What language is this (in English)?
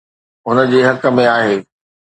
Sindhi